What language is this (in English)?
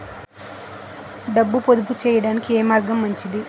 Telugu